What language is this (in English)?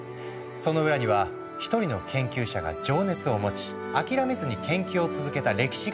Japanese